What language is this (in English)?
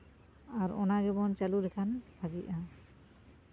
Santali